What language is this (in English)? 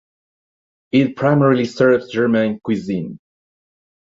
English